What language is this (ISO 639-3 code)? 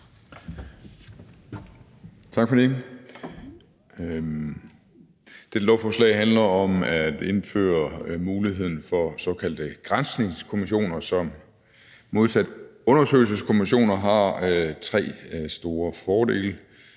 dan